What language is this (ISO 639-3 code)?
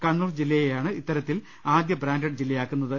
mal